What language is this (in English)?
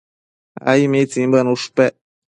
Matsés